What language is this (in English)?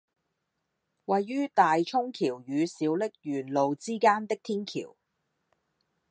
Cantonese